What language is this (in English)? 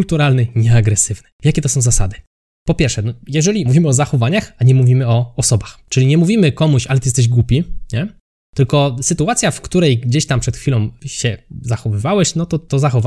Polish